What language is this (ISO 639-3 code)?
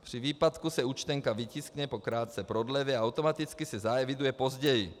ces